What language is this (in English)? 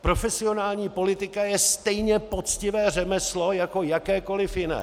Czech